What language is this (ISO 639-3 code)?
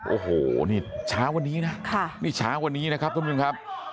tha